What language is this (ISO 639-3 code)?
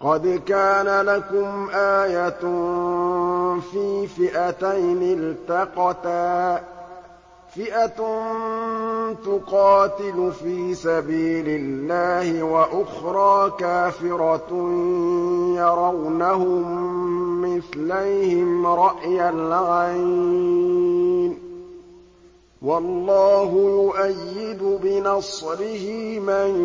ara